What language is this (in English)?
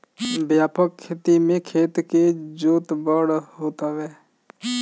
Bhojpuri